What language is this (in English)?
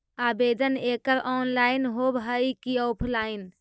Magahi